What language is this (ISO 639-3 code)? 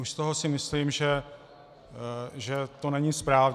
ces